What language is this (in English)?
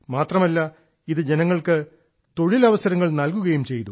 Malayalam